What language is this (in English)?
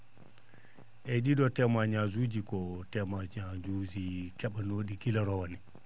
Fula